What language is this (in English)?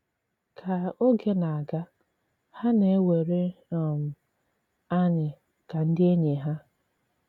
Igbo